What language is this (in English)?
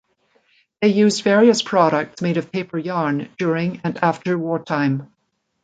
English